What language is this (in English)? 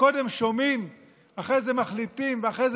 Hebrew